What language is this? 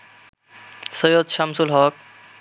Bangla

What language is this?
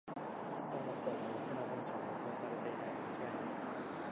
Japanese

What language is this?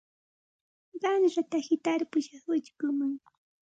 Santa Ana de Tusi Pasco Quechua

